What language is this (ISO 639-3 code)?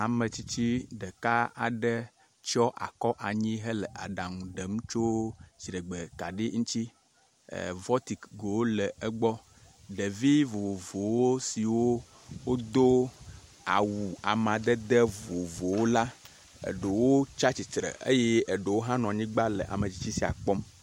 ewe